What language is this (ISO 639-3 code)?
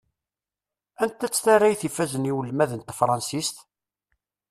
kab